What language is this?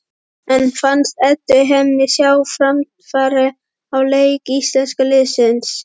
Icelandic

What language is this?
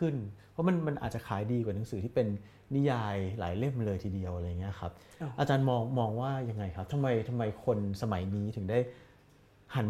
Thai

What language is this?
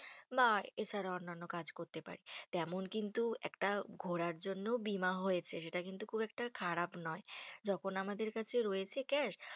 Bangla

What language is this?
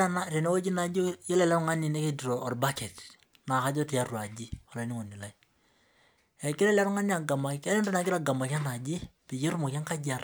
Masai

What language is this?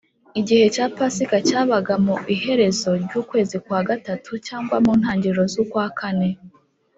Kinyarwanda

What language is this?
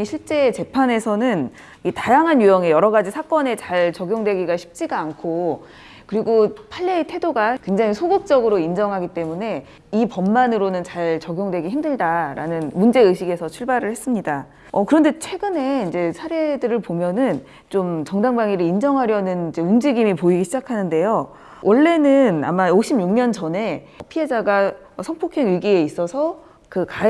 Korean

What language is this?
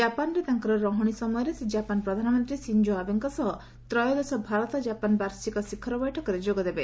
Odia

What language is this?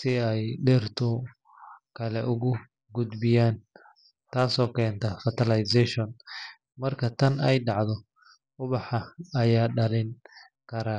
Somali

